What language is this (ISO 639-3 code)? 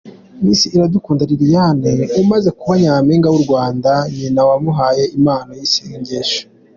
kin